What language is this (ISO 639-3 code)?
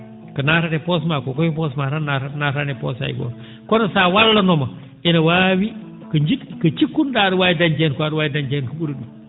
ful